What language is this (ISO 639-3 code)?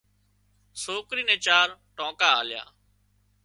kxp